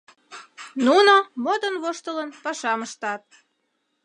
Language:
Mari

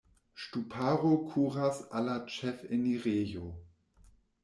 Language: Esperanto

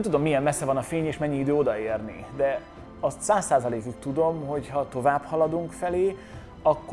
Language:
Hungarian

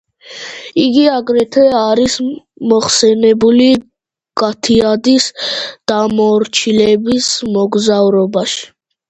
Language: Georgian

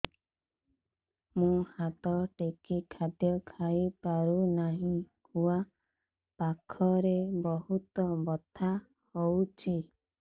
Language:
Odia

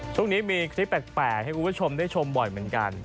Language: Thai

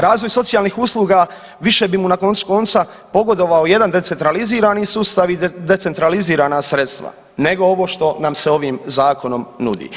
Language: Croatian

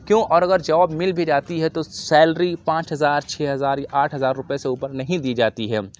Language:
Urdu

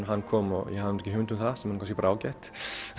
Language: Icelandic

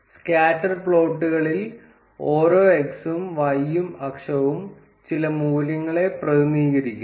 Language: Malayalam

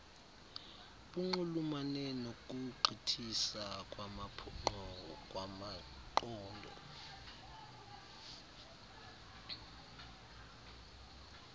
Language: Xhosa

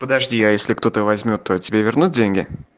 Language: Russian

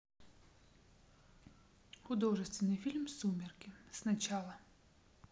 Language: Russian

